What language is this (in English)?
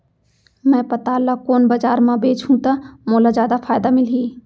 Chhattisgarhi